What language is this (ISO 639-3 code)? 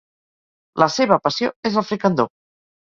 cat